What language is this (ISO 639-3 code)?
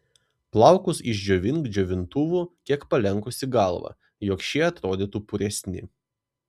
lit